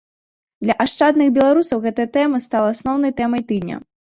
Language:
Belarusian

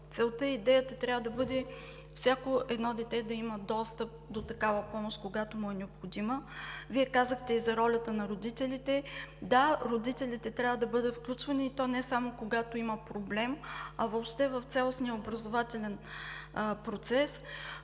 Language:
Bulgarian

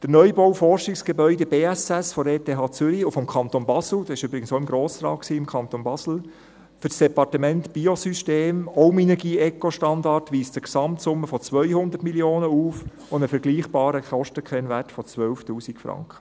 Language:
Swiss German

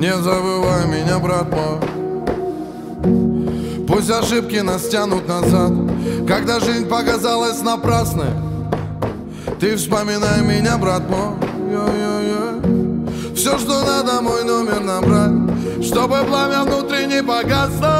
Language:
Russian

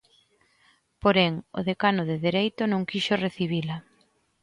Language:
Galician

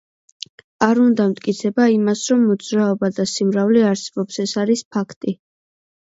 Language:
Georgian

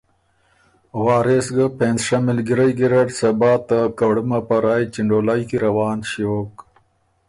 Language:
Ormuri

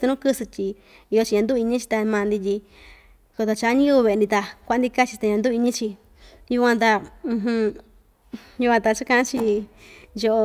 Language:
Ixtayutla Mixtec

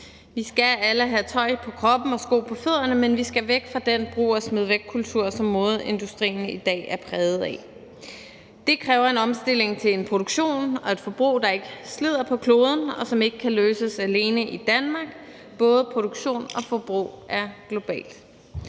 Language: Danish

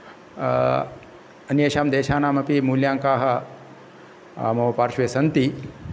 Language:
Sanskrit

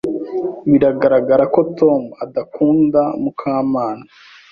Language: Kinyarwanda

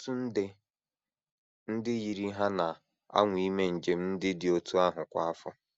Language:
Igbo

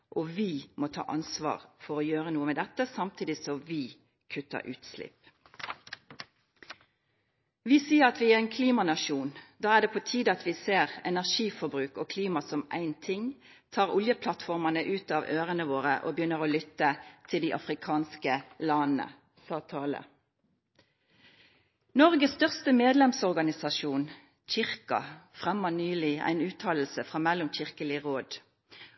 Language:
Norwegian Nynorsk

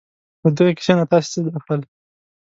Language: Pashto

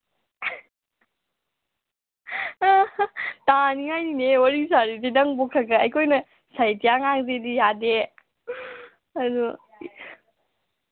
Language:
Manipuri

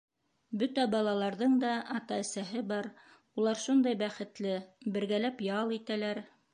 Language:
Bashkir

